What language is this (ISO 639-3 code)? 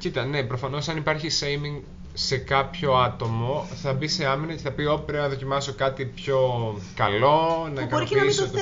ell